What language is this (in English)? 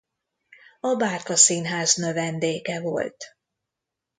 Hungarian